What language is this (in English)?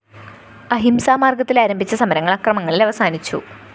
Malayalam